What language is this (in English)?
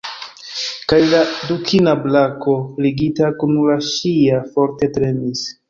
Esperanto